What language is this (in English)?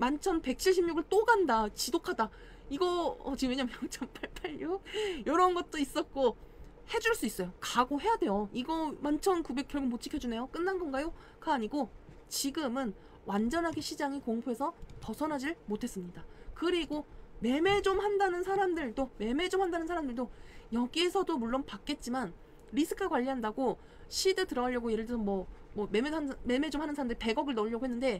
Korean